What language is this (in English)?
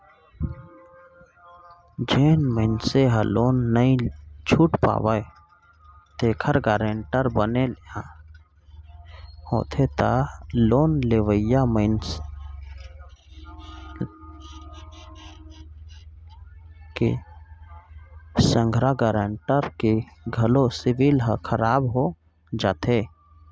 Chhattisgarhi